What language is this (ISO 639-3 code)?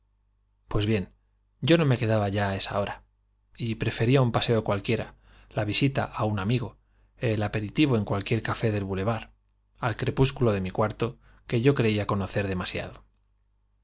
spa